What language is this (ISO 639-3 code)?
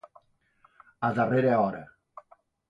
cat